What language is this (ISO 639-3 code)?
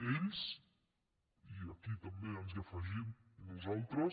cat